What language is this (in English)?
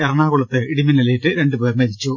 Malayalam